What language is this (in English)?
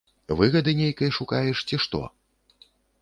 Belarusian